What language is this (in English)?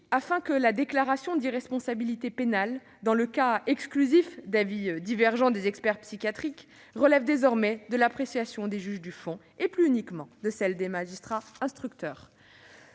French